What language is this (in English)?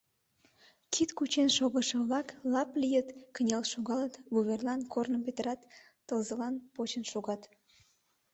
Mari